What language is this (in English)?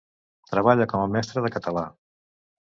Catalan